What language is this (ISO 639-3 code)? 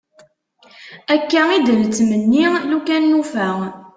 kab